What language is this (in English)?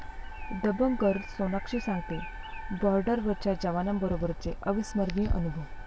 Marathi